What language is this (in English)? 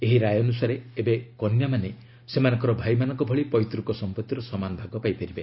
Odia